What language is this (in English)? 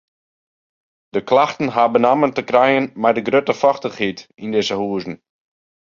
Western Frisian